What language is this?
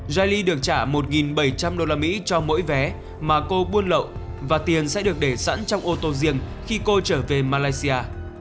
Vietnamese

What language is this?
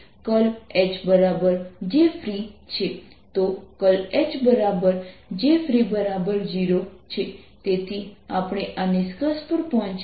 Gujarati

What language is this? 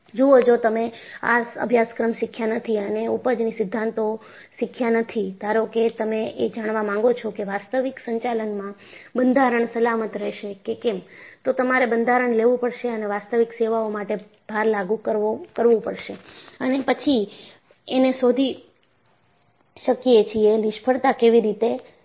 Gujarati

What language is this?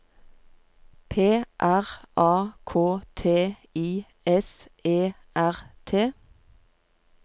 Norwegian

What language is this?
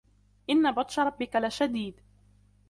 Arabic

